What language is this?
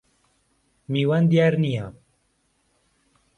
Central Kurdish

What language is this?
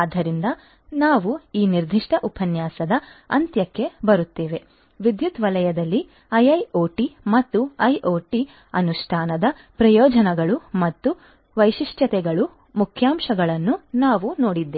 Kannada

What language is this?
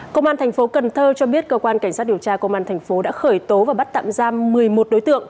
Vietnamese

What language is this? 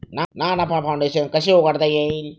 Marathi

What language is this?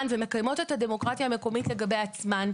Hebrew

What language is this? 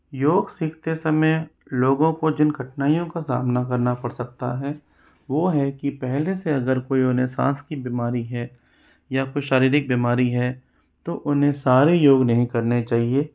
Hindi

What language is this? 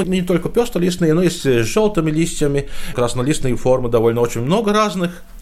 Russian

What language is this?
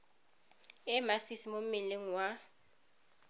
Tswana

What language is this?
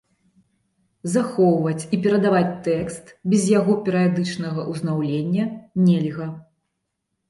Belarusian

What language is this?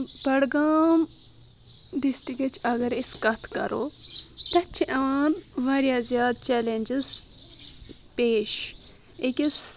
Kashmiri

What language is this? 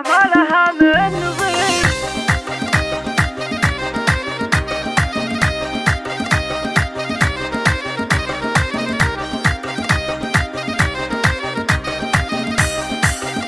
Arabic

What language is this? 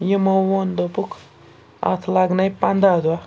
Kashmiri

